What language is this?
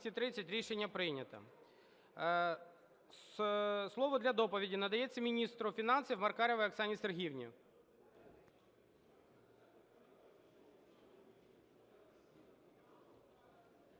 Ukrainian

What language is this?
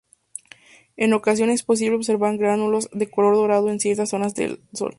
Spanish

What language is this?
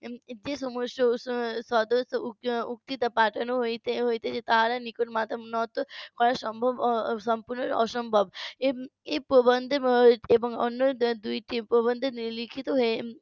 Bangla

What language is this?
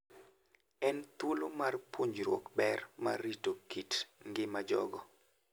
Luo (Kenya and Tanzania)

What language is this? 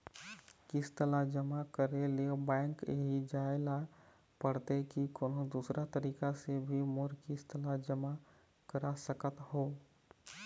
Chhattisgarhi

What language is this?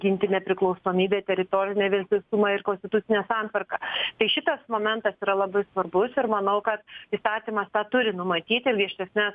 Lithuanian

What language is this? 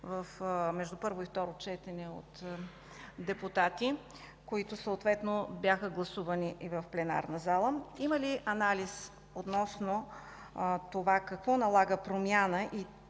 Bulgarian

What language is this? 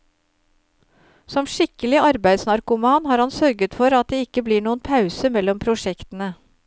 Norwegian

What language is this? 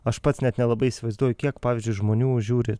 Lithuanian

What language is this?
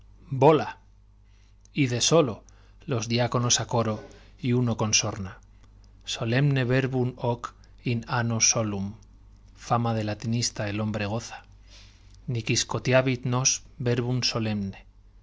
Spanish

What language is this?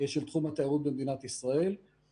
Hebrew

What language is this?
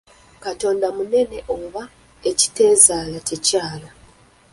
Ganda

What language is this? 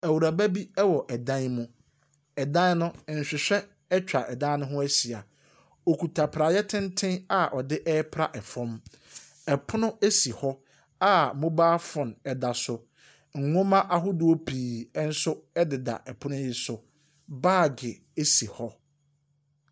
Akan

